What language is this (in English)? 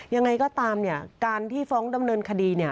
Thai